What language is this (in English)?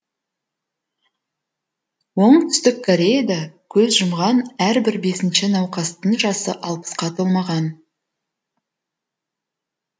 Kazakh